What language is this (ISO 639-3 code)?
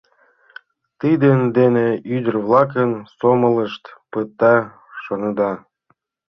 chm